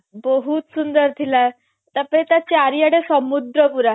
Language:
Odia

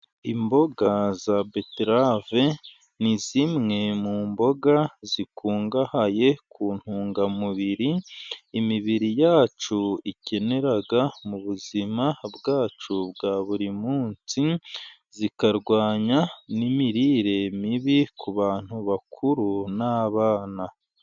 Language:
Kinyarwanda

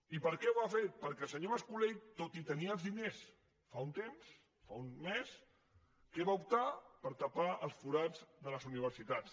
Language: Catalan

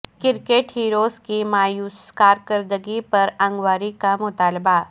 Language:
Urdu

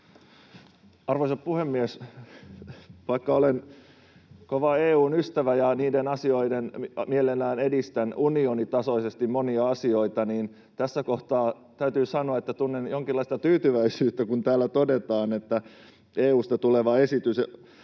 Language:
Finnish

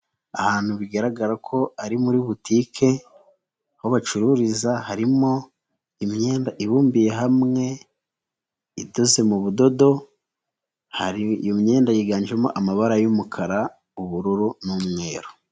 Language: Kinyarwanda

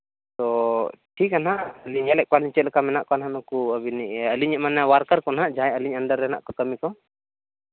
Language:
Santali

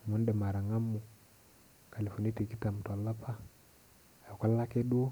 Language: Masai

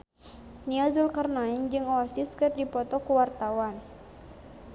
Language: Sundanese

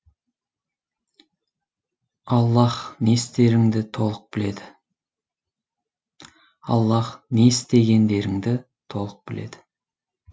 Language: Kazakh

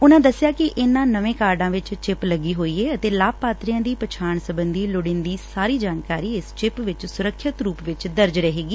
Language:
Punjabi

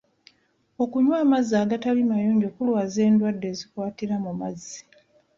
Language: Ganda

